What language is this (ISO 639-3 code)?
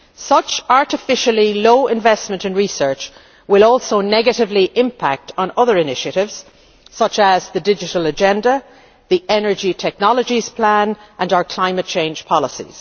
eng